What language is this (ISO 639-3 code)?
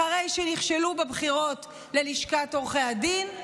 heb